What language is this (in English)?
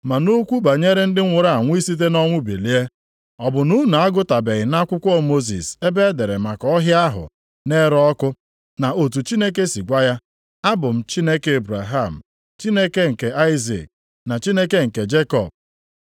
Igbo